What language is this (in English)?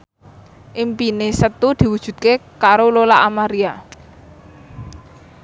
Javanese